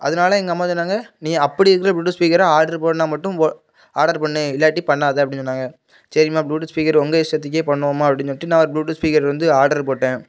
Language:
Tamil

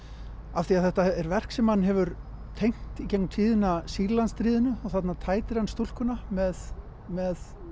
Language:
Icelandic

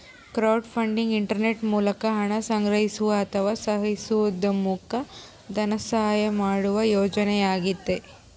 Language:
Kannada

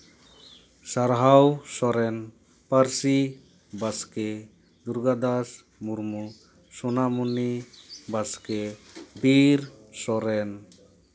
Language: Santali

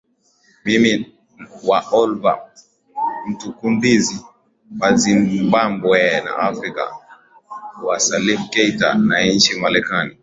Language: Swahili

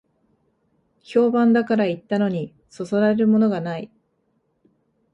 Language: Japanese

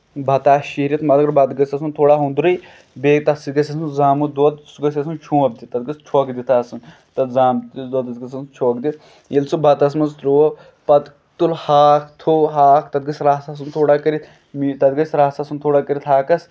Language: Kashmiri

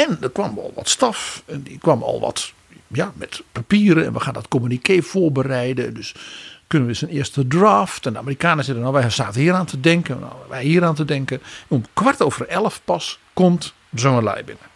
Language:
Dutch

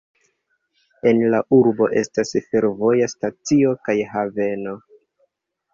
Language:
Esperanto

